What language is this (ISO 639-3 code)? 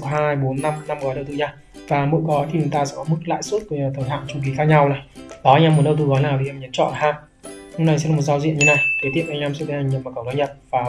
vie